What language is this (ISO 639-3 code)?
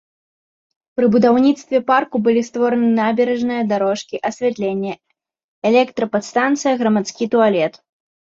bel